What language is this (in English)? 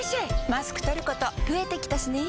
Japanese